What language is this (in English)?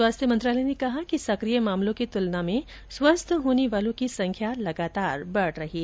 Hindi